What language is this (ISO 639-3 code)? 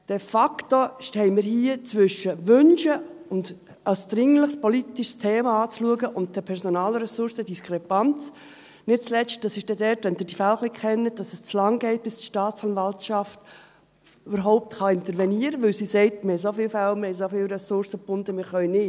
gsw